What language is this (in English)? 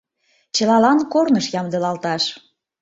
Mari